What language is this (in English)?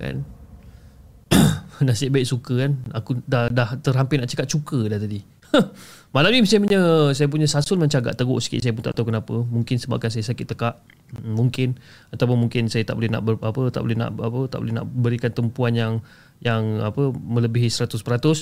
Malay